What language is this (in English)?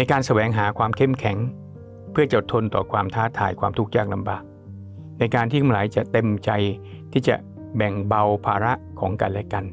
Thai